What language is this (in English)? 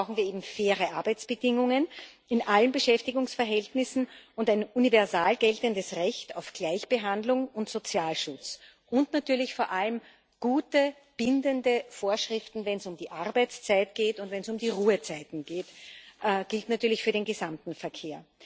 German